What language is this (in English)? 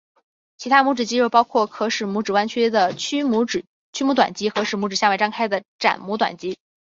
Chinese